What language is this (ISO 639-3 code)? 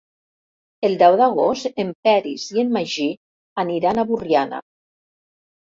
cat